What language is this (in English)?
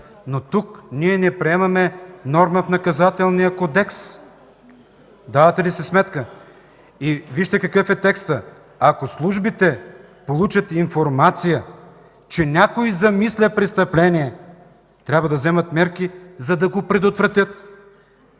Bulgarian